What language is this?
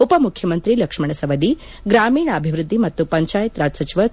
Kannada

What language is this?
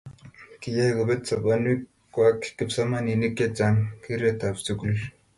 Kalenjin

